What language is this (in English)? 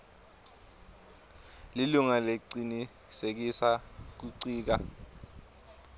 Swati